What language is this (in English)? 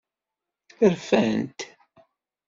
Kabyle